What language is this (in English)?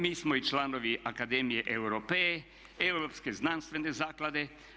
Croatian